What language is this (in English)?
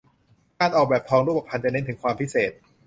Thai